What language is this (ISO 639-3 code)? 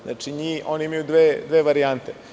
srp